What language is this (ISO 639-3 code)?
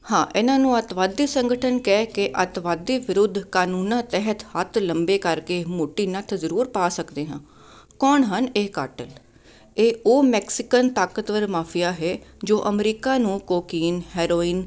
pan